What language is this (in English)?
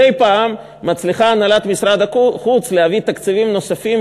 Hebrew